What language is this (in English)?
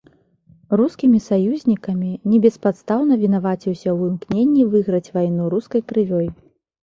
Belarusian